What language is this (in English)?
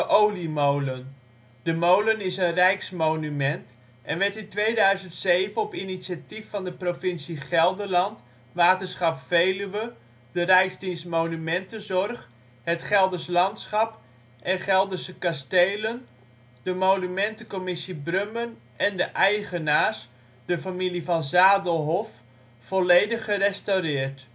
Dutch